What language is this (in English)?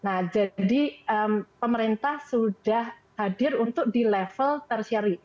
Indonesian